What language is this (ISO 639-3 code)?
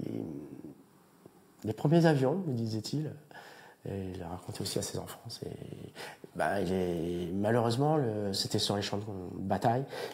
fra